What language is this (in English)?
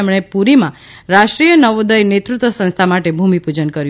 Gujarati